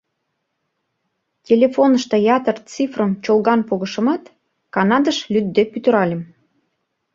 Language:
Mari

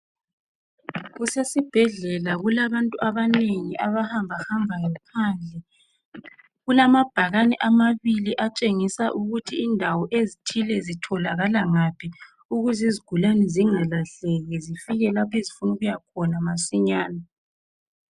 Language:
North Ndebele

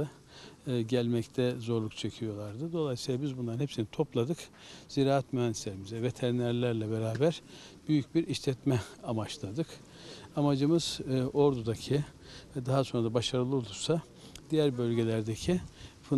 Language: Turkish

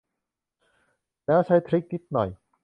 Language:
Thai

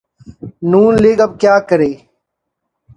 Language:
Urdu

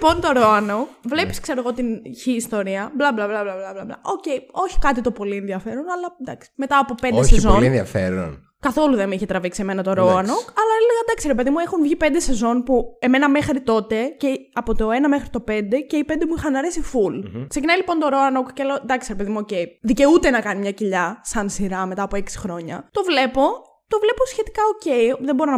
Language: Greek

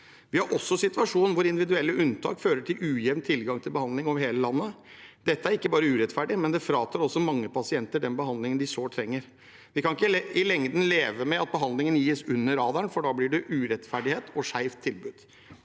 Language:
Norwegian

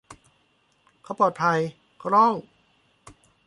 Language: Thai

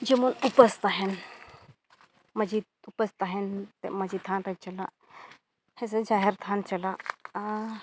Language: Santali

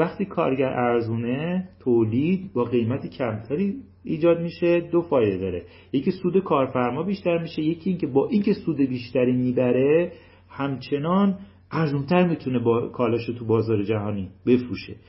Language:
Persian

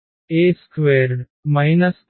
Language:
Telugu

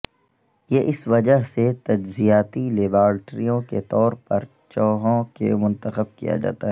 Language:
Urdu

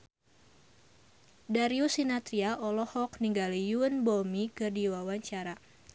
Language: Sundanese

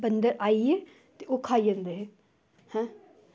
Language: Dogri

